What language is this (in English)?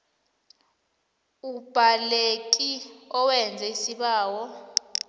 South Ndebele